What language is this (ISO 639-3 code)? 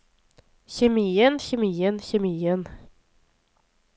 nor